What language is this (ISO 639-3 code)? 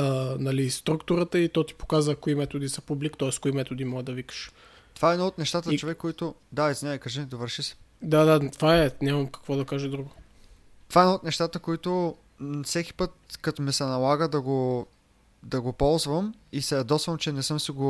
bul